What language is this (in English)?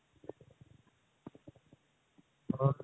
Punjabi